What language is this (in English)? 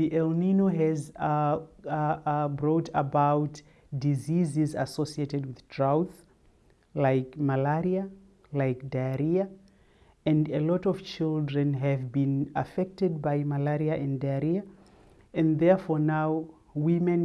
English